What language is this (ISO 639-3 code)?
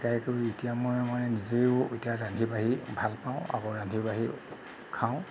asm